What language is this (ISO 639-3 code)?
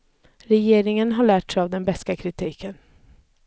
swe